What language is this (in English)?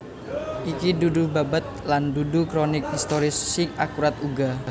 Javanese